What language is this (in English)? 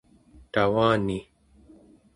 Central Yupik